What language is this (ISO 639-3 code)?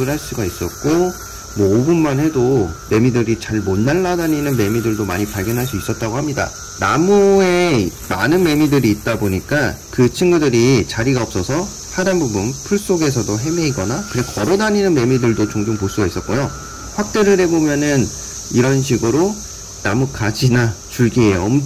kor